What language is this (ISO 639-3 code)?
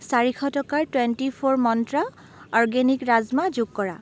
asm